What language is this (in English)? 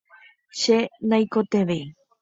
Guarani